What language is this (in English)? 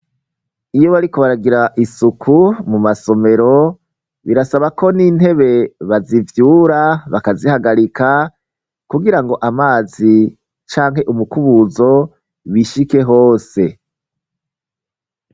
Rundi